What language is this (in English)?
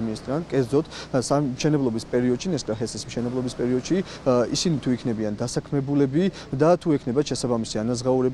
Romanian